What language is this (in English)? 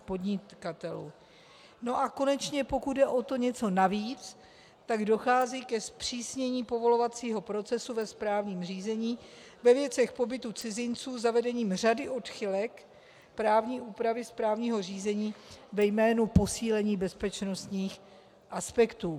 Czech